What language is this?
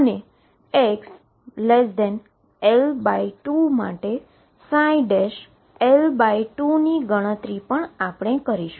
Gujarati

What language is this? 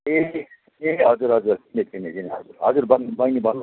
Nepali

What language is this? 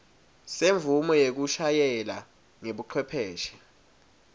Swati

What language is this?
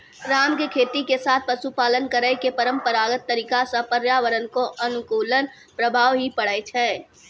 Maithili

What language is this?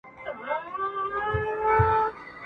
Pashto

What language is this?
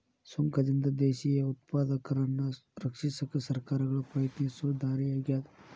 Kannada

